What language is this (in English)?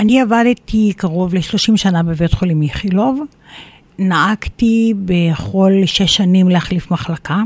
Hebrew